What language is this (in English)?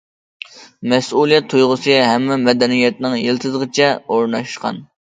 Uyghur